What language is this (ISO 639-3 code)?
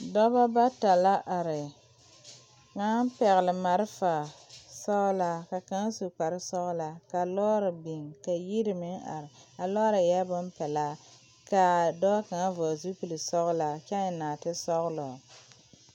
dga